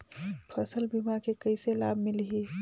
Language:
Chhattisgarhi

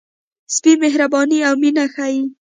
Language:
Pashto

